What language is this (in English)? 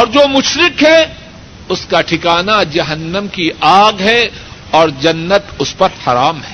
Urdu